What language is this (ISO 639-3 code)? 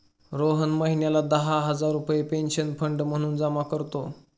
mar